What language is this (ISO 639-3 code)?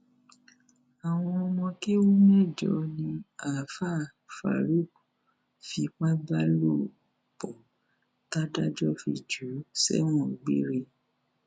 yor